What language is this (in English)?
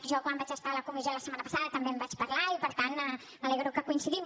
Catalan